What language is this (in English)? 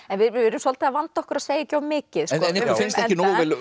Icelandic